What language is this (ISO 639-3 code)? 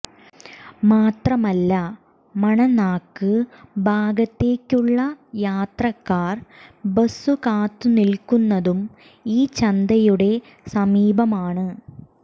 mal